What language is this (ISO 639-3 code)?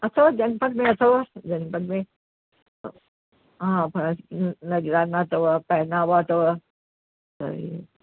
snd